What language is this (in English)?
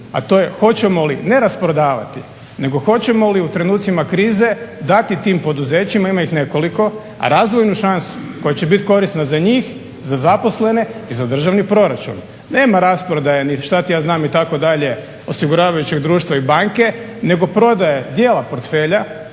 Croatian